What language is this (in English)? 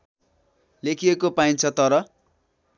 Nepali